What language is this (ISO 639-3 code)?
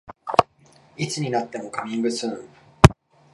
jpn